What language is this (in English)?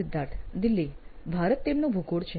Gujarati